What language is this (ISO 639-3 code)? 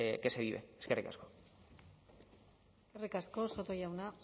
eus